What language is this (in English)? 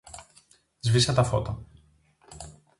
Greek